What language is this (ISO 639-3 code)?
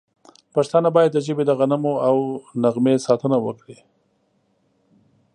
pus